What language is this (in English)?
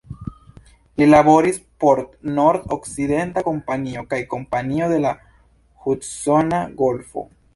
Esperanto